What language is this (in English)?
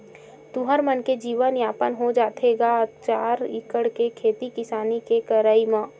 Chhattisgarhi